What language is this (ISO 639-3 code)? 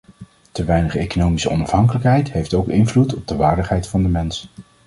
nld